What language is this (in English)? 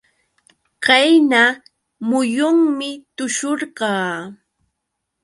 Yauyos Quechua